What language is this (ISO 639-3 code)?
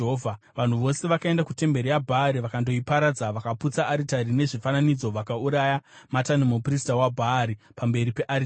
sna